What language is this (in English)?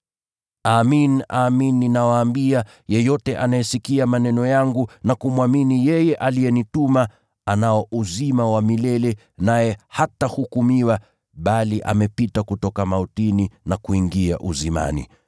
Swahili